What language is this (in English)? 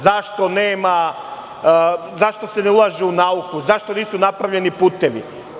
Serbian